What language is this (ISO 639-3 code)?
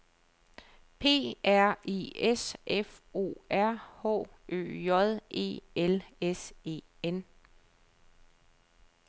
dan